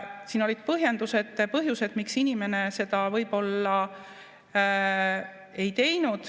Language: Estonian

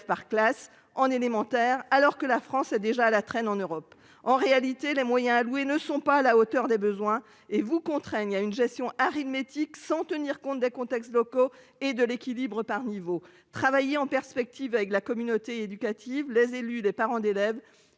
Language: French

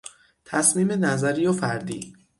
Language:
Persian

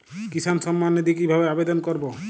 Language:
Bangla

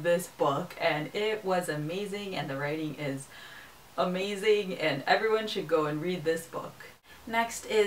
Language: English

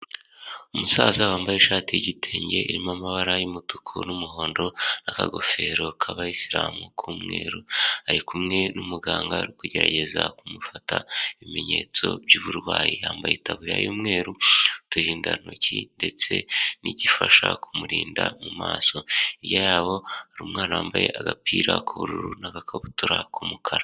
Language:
Kinyarwanda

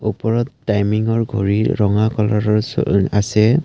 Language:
Assamese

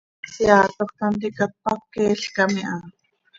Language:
Seri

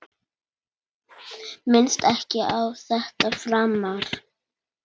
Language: Icelandic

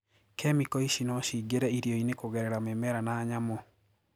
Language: Kikuyu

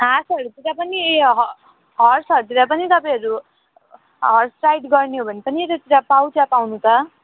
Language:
Nepali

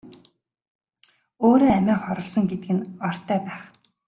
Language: Mongolian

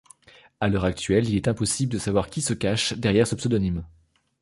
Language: French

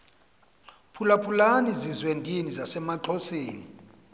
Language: Xhosa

